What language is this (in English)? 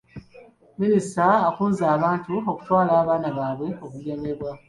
Ganda